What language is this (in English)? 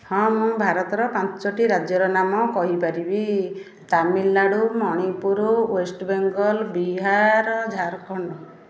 Odia